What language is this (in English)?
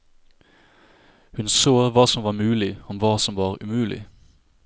Norwegian